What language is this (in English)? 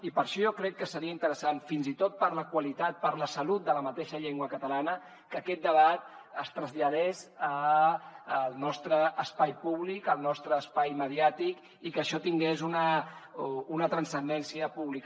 Catalan